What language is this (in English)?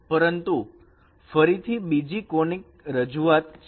Gujarati